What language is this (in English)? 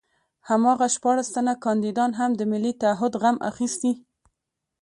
Pashto